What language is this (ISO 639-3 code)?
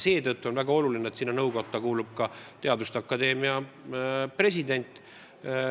est